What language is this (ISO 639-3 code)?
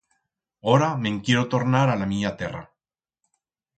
arg